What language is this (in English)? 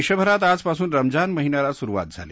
Marathi